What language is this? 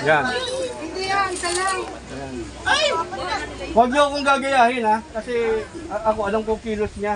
Filipino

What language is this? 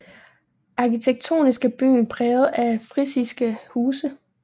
Danish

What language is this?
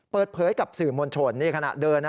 Thai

